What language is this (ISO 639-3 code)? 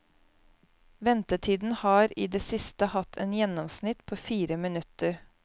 nor